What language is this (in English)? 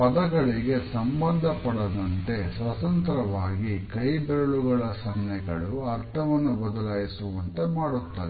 Kannada